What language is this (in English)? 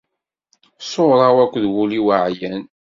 Kabyle